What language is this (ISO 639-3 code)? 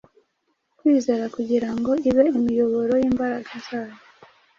kin